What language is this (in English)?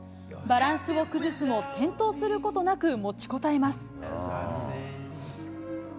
Japanese